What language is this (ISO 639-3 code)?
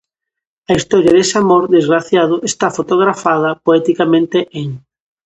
glg